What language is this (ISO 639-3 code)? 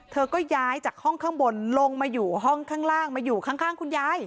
tha